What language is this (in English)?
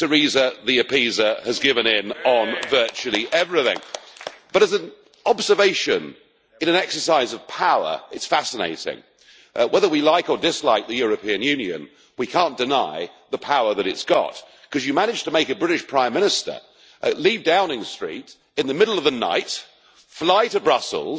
English